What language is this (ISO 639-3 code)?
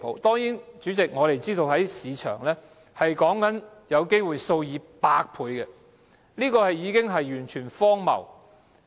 yue